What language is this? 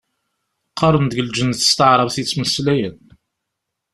Kabyle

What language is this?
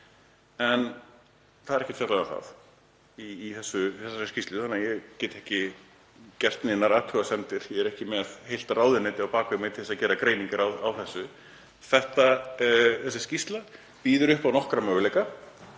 Icelandic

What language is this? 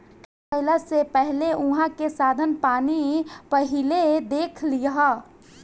Bhojpuri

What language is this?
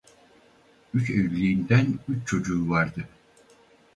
Turkish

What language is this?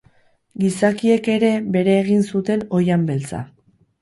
Basque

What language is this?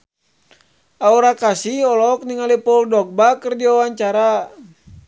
Sundanese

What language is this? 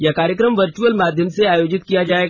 Hindi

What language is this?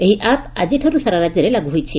Odia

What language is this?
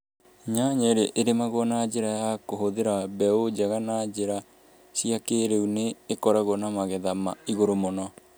Kikuyu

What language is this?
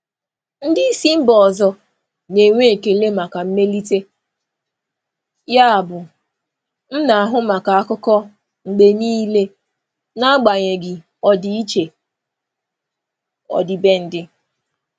Igbo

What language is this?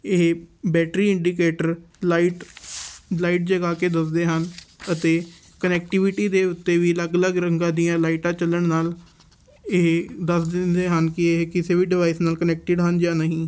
Punjabi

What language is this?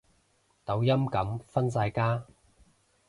Cantonese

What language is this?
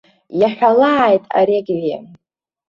Abkhazian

